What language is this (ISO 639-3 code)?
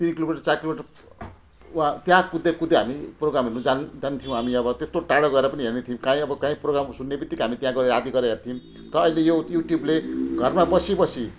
nep